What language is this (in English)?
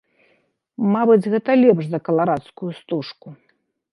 Belarusian